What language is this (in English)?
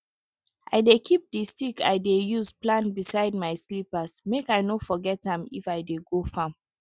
Nigerian Pidgin